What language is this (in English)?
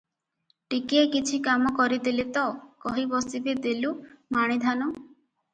Odia